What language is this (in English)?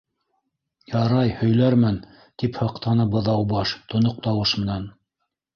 Bashkir